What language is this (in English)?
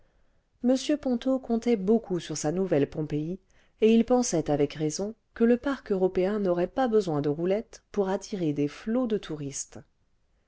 French